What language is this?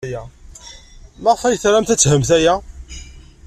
Kabyle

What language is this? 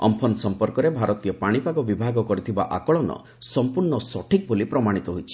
Odia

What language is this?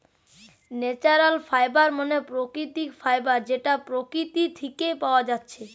Bangla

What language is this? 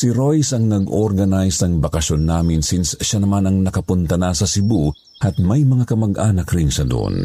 Filipino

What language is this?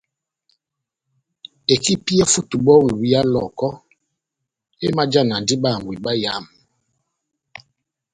Batanga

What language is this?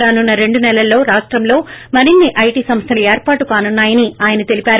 Telugu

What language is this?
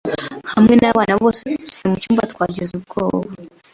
Kinyarwanda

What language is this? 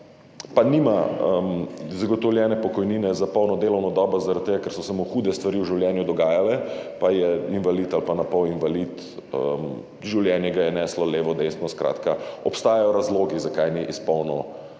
Slovenian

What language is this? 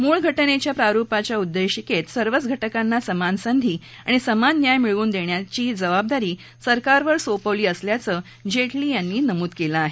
Marathi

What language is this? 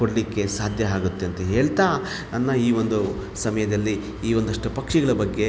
Kannada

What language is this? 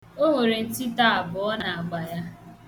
Igbo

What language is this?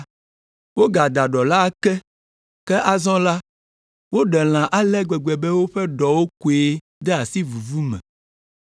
Ewe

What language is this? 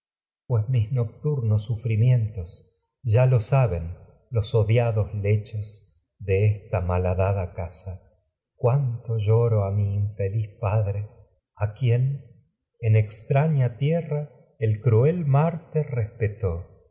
Spanish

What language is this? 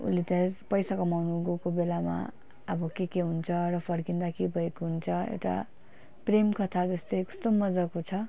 Nepali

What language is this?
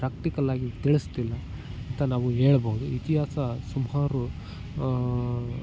Kannada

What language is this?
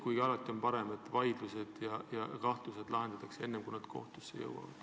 Estonian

